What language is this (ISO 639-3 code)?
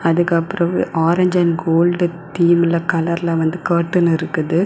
tam